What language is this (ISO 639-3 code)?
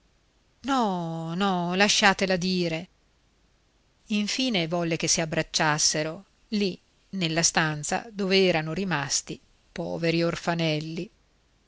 ita